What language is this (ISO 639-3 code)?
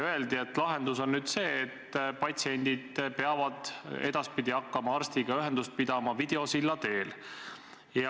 est